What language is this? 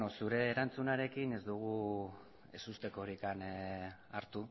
Basque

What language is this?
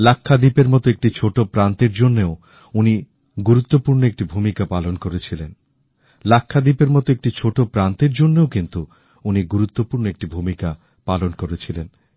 Bangla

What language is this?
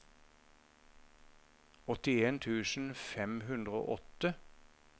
Norwegian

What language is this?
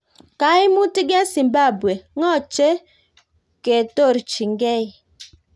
Kalenjin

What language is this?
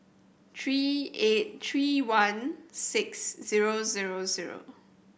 English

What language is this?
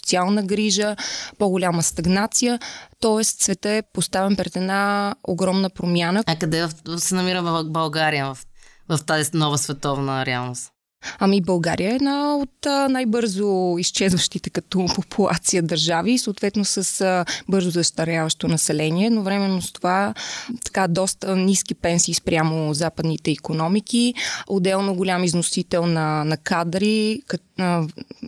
Bulgarian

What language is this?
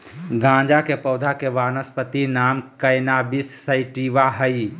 Magahi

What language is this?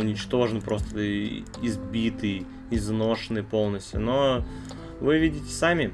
Russian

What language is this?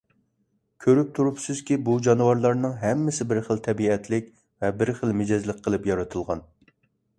Uyghur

